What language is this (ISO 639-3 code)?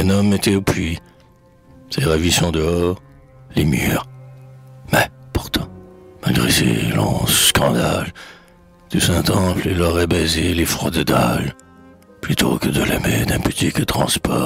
fra